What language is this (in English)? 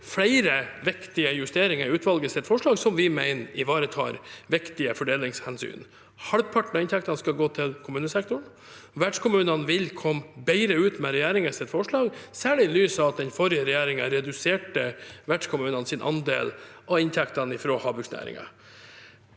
Norwegian